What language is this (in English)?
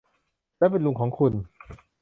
Thai